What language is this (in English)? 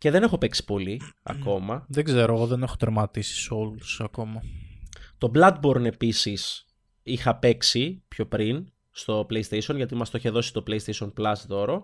Greek